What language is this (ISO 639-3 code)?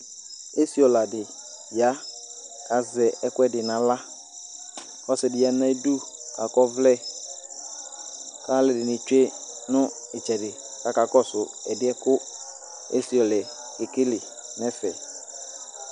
kpo